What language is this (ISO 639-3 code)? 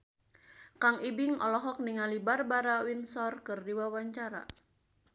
sun